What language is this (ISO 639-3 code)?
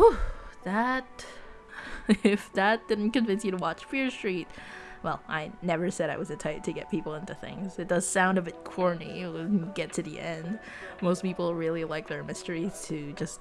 eng